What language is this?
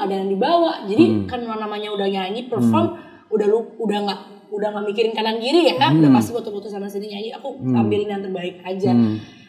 Indonesian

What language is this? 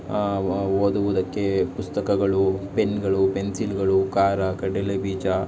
Kannada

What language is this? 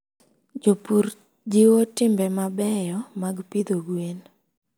Luo (Kenya and Tanzania)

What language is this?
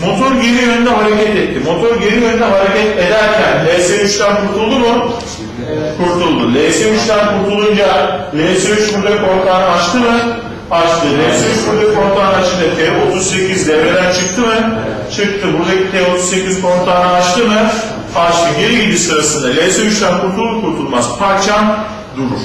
Turkish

